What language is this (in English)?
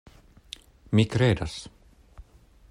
Esperanto